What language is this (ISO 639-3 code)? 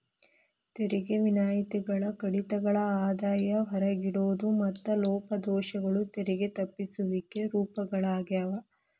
kan